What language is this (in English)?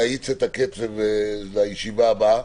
Hebrew